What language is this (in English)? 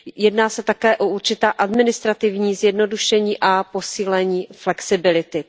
Czech